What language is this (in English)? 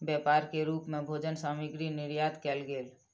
Maithili